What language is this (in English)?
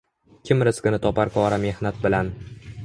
Uzbek